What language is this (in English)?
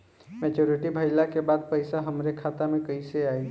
Bhojpuri